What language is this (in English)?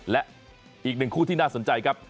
Thai